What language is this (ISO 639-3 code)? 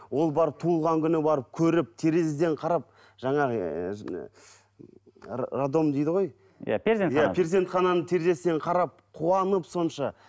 kaz